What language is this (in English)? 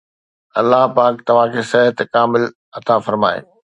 Sindhi